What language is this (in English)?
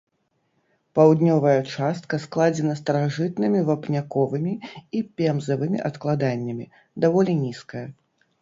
Belarusian